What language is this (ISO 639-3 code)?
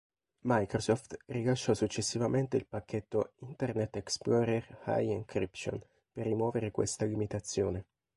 ita